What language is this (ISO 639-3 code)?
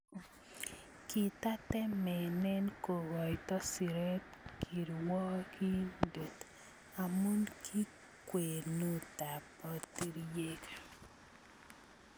kln